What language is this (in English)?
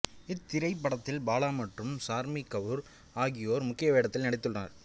Tamil